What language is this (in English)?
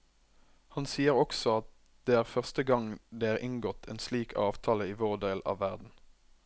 Norwegian